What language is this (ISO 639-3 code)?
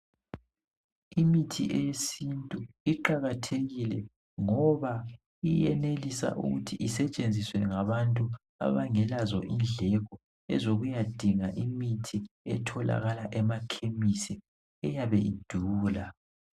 nde